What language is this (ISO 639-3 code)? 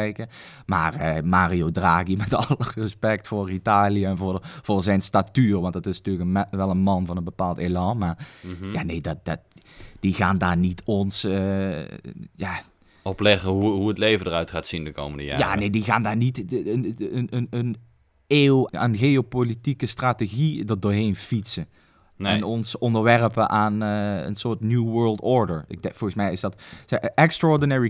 nld